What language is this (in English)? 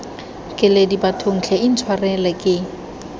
Tswana